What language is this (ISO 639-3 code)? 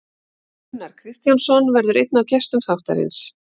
isl